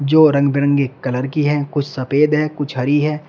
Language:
Hindi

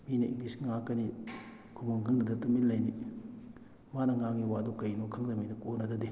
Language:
Manipuri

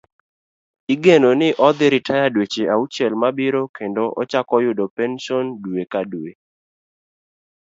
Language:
Luo (Kenya and Tanzania)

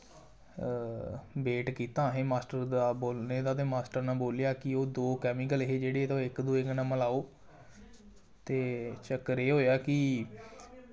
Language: Dogri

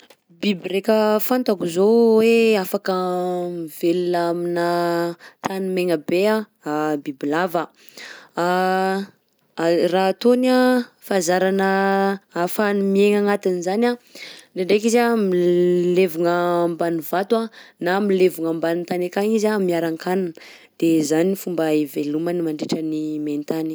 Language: Southern Betsimisaraka Malagasy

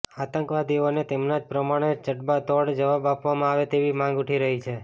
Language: Gujarati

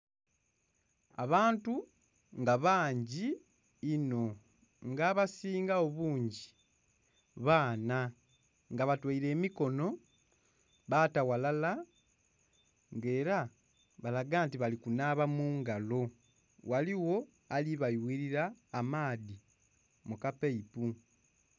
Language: Soga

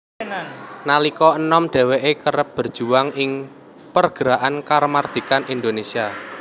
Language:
Javanese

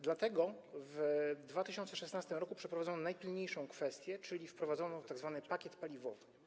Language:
Polish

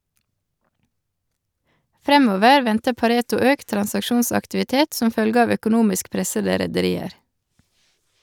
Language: Norwegian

